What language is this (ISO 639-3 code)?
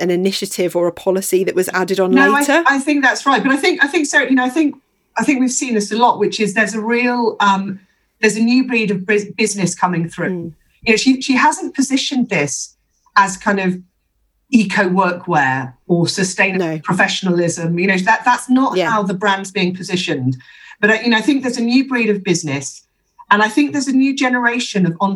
eng